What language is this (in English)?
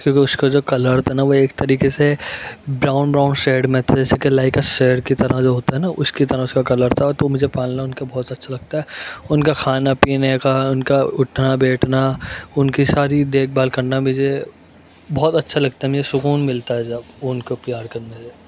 Urdu